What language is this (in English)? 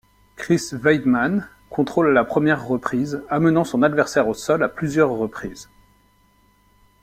French